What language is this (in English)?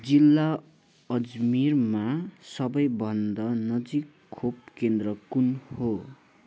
Nepali